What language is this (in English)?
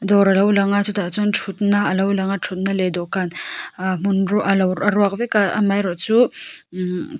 Mizo